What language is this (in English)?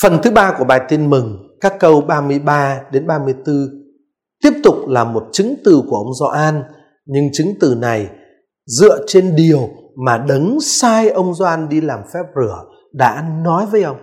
Vietnamese